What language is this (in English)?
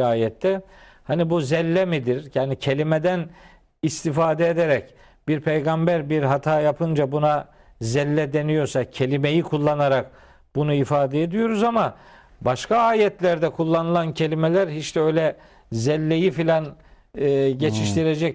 Turkish